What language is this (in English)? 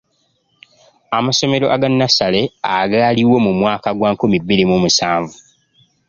Ganda